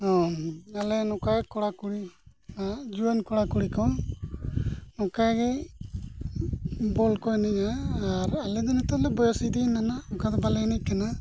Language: Santali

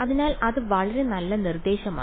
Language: Malayalam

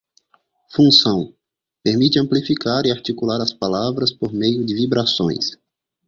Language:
Portuguese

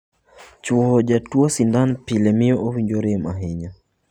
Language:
Luo (Kenya and Tanzania)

